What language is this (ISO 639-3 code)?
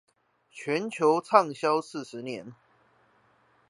zho